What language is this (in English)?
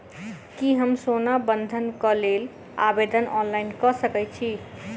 Maithili